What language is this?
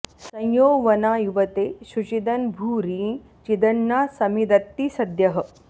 Sanskrit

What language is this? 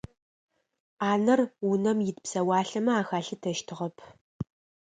Adyghe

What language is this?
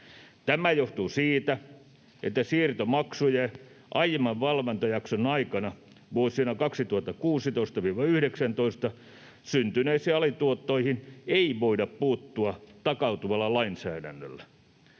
Finnish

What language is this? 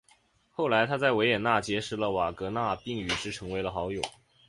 Chinese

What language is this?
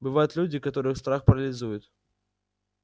Russian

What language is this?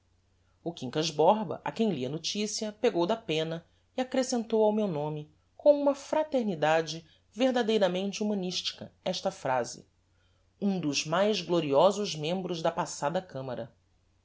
Portuguese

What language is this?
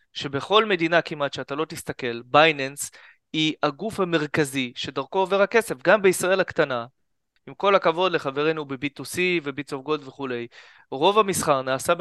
Hebrew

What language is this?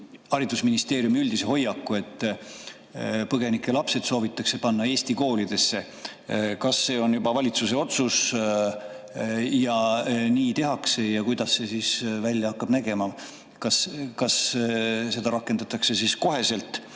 Estonian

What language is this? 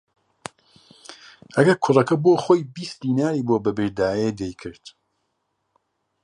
Central Kurdish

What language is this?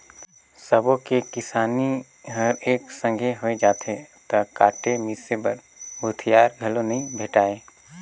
Chhattisgarhi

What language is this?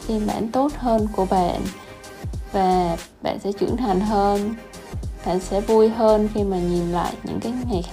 Vietnamese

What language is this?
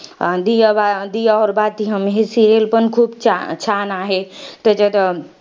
Marathi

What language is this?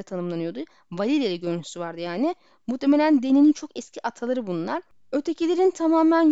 Turkish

